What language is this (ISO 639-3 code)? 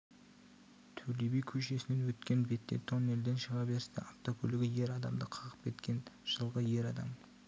kaz